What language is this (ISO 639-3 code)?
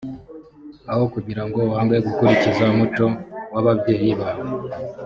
kin